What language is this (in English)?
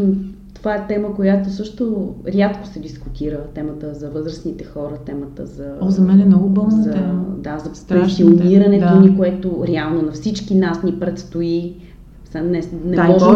Bulgarian